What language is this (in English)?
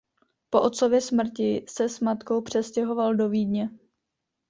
Czech